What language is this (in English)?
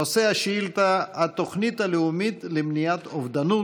Hebrew